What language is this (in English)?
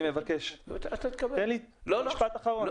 Hebrew